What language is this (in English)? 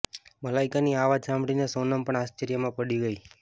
Gujarati